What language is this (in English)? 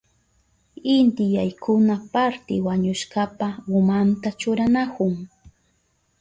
Southern Pastaza Quechua